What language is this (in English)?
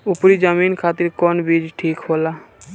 Bhojpuri